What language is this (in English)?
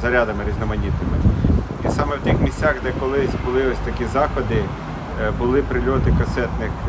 Ukrainian